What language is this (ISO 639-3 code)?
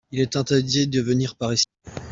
fra